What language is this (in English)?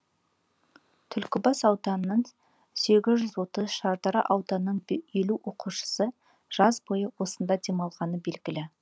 Kazakh